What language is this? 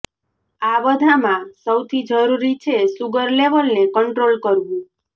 Gujarati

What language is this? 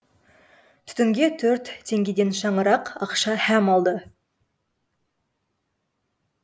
Kazakh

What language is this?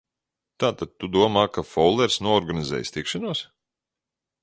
Latvian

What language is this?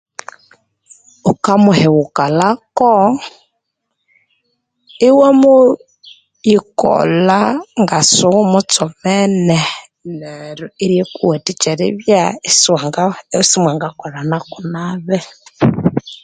Konzo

